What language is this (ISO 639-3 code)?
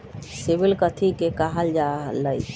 mag